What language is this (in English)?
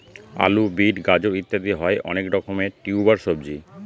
Bangla